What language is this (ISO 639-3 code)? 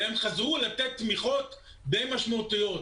heb